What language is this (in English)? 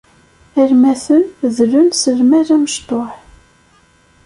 Kabyle